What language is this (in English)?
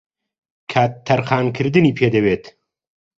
Central Kurdish